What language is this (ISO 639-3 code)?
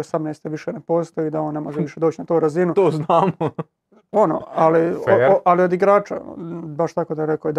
hrv